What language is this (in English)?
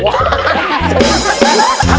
Thai